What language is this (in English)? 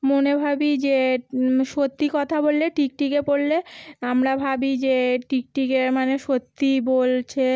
Bangla